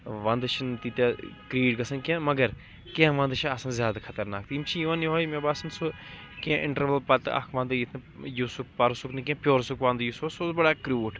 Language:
Kashmiri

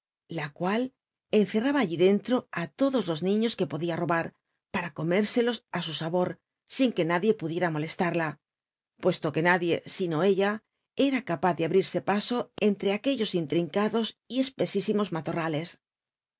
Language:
Spanish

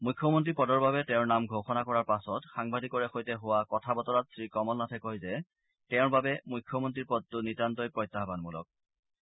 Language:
Assamese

